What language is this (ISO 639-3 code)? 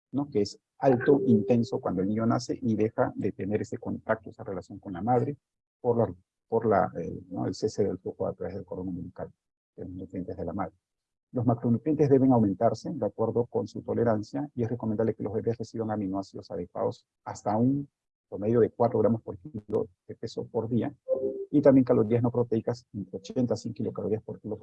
spa